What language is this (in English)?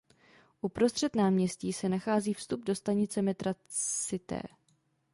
Czech